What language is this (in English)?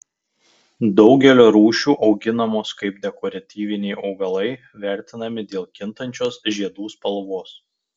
Lithuanian